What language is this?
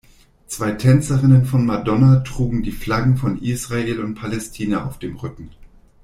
German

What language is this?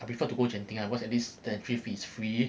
English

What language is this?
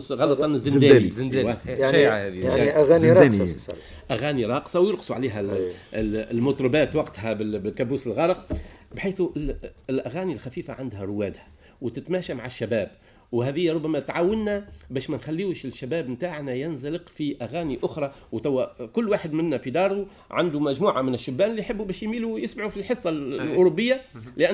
Arabic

